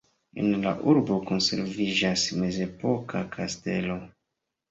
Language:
Esperanto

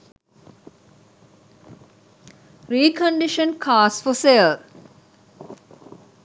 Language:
Sinhala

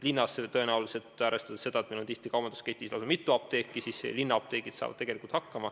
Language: Estonian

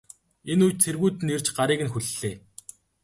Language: Mongolian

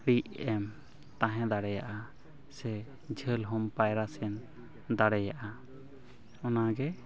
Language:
Santali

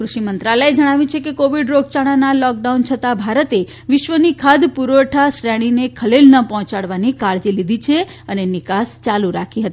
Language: Gujarati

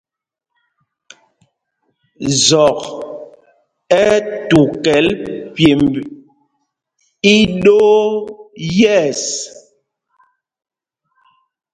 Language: Mpumpong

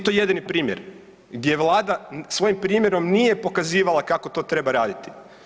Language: Croatian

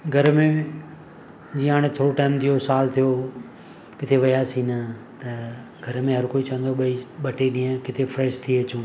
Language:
Sindhi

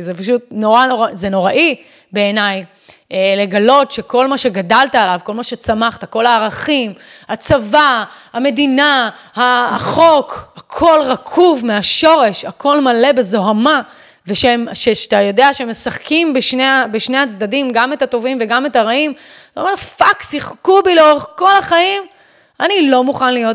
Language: Hebrew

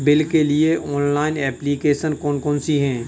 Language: Hindi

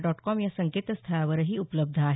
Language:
Marathi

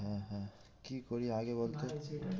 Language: Bangla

